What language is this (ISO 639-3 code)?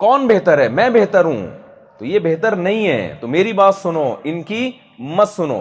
urd